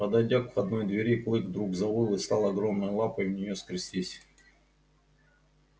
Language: Russian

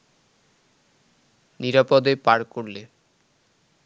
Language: Bangla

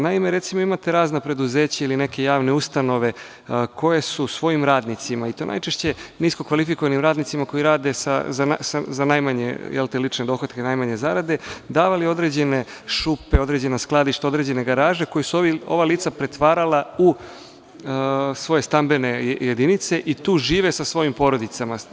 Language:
Serbian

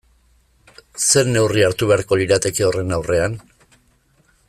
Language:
Basque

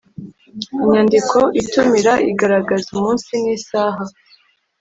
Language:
Kinyarwanda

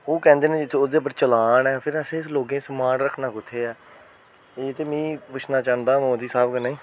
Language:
Dogri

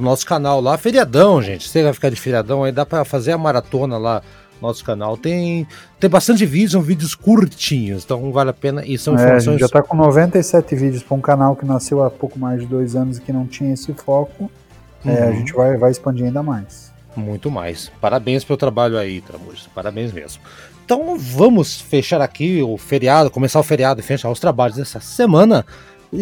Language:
Portuguese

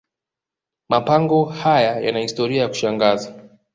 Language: Swahili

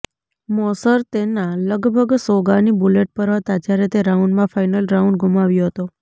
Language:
Gujarati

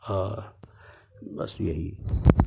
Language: Urdu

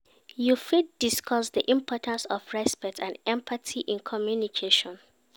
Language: Nigerian Pidgin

